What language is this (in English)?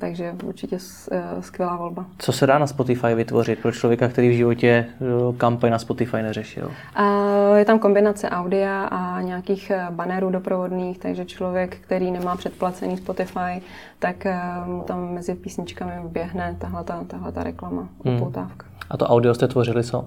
Czech